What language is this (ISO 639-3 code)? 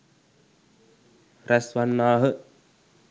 sin